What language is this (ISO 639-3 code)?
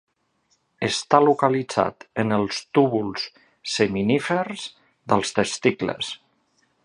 cat